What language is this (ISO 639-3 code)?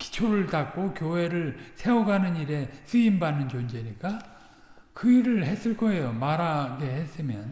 kor